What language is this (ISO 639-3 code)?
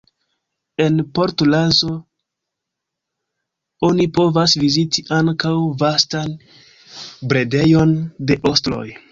epo